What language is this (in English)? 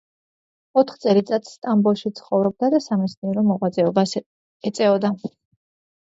Georgian